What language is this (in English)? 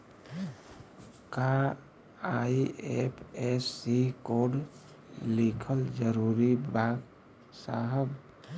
Bhojpuri